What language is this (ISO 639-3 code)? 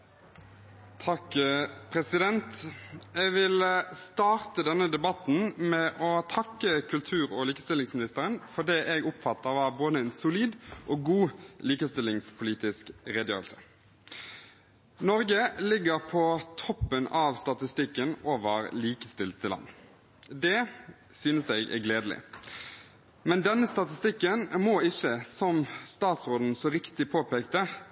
nob